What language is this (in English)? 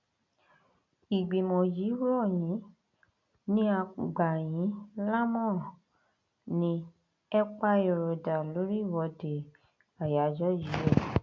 Yoruba